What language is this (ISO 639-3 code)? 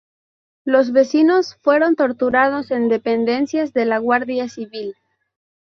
spa